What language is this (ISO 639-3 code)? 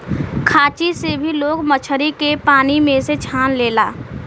bho